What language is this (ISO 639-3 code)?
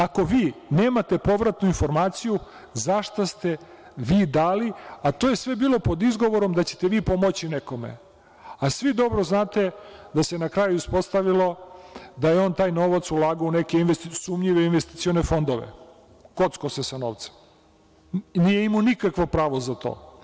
srp